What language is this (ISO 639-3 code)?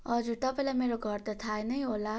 nep